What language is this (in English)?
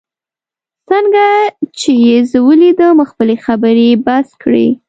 Pashto